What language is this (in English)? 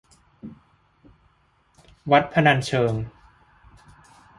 Thai